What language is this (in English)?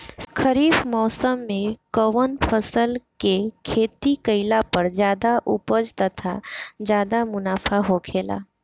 Bhojpuri